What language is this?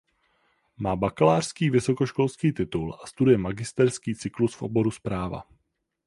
Czech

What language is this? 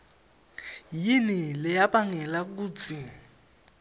Swati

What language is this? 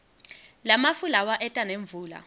Swati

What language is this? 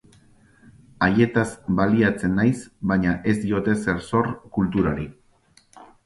Basque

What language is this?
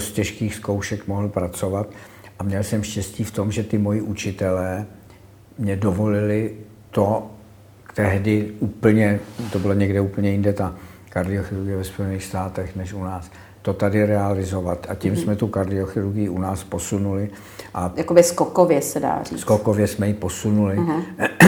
Czech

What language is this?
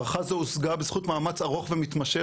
Hebrew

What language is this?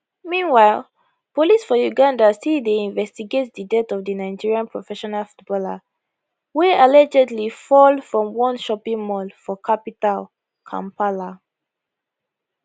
Nigerian Pidgin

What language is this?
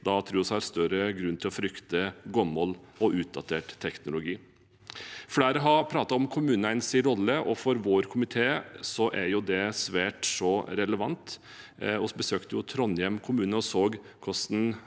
Norwegian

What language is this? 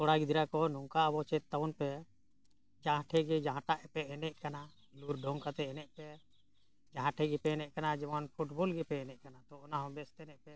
Santali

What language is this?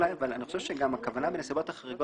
Hebrew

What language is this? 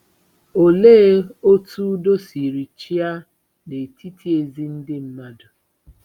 Igbo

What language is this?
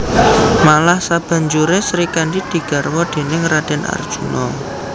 Javanese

